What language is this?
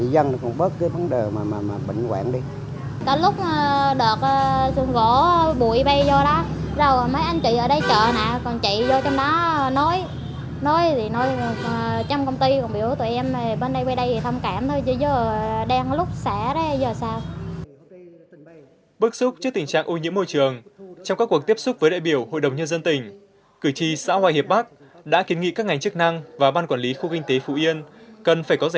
Vietnamese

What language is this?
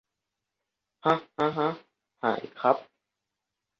Thai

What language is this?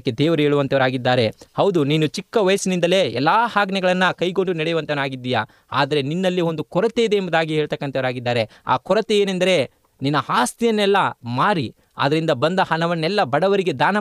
Kannada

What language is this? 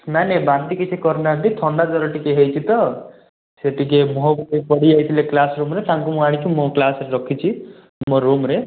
Odia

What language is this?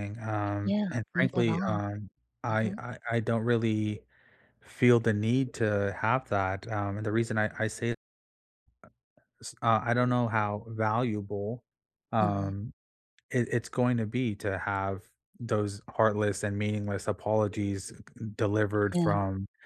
English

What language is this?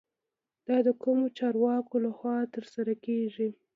Pashto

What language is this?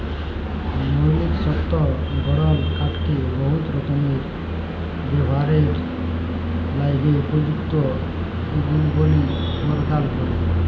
Bangla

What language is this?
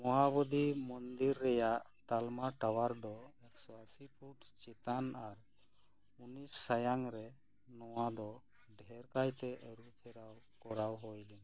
Santali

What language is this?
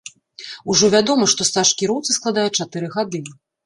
Belarusian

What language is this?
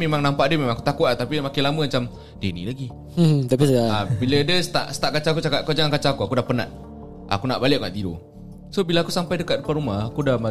Malay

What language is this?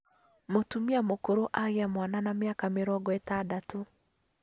Kikuyu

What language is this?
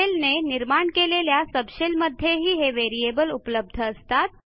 Marathi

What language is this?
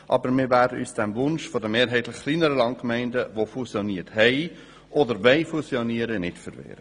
Swiss German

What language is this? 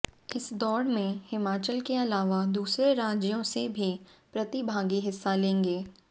Hindi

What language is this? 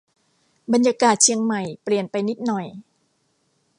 Thai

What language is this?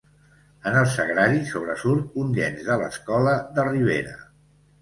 Catalan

